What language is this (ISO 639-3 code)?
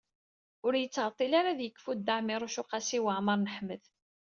kab